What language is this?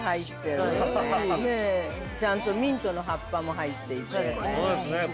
Japanese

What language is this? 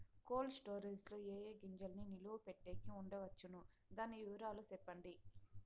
Telugu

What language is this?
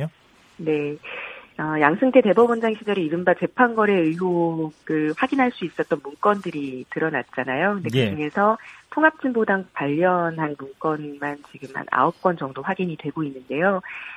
Korean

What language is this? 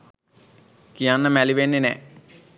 Sinhala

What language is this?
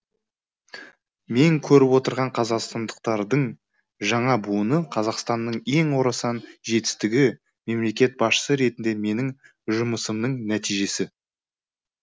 Kazakh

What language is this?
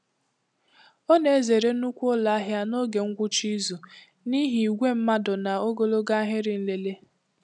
Igbo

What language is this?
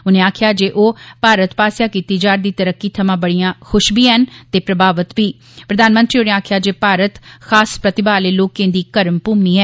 Dogri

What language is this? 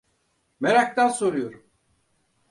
Turkish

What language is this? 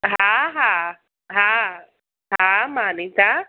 Sindhi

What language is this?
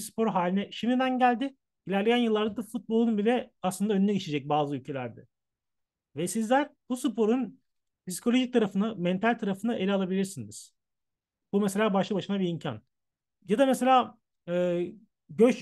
Turkish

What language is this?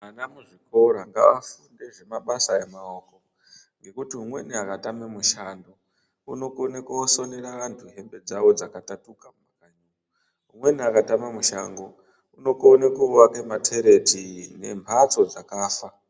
Ndau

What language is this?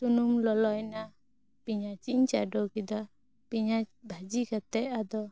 Santali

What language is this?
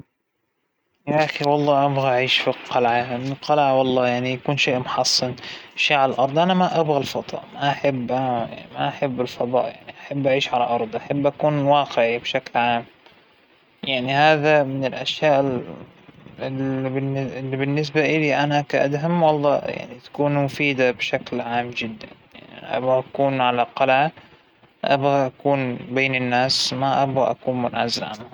Hijazi Arabic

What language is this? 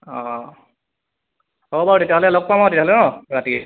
Assamese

